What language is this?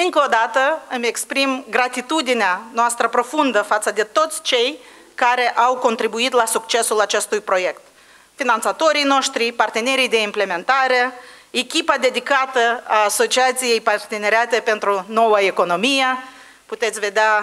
Romanian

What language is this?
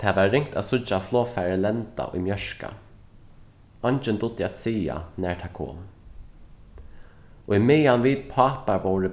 Faroese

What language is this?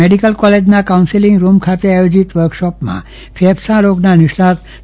Gujarati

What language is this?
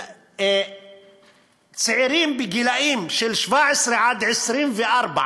Hebrew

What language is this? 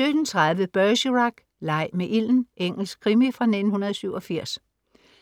Danish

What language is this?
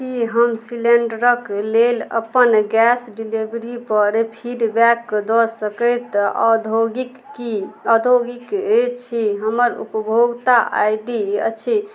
Maithili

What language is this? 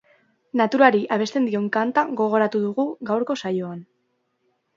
Basque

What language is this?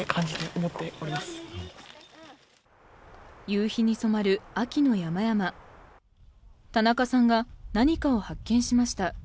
Japanese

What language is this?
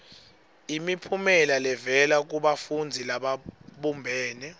Swati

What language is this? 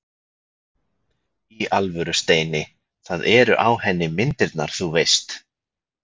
Icelandic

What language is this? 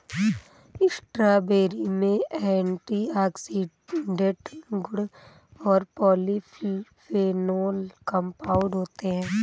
Hindi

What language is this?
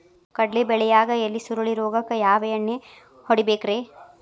Kannada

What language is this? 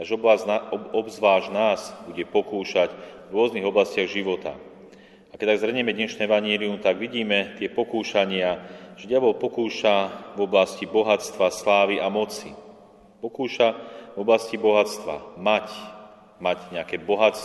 Slovak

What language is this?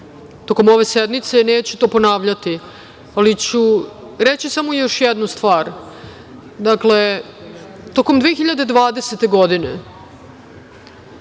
Serbian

